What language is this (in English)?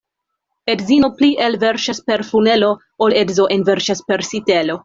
Esperanto